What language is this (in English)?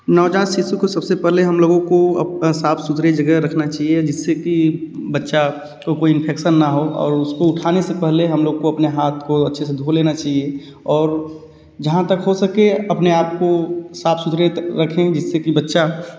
Hindi